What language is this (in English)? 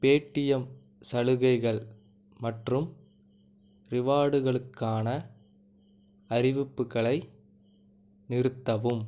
Tamil